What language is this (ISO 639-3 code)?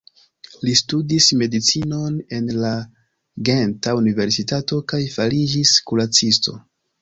epo